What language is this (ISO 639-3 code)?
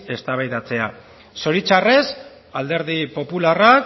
eus